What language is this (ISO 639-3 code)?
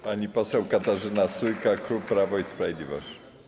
pol